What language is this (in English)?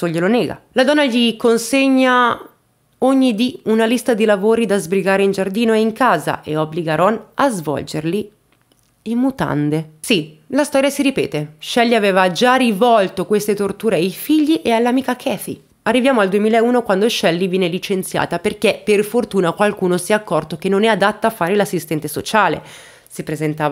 Italian